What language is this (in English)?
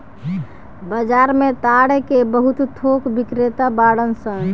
Bhojpuri